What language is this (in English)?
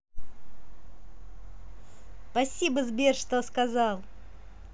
Russian